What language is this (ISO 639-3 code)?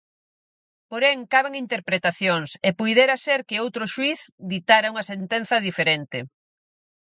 glg